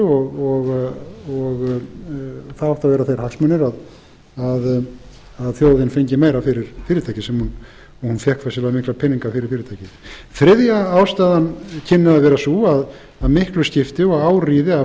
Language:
Icelandic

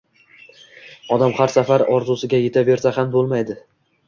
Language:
Uzbek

